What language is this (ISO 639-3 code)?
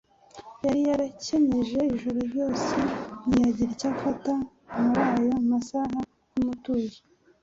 kin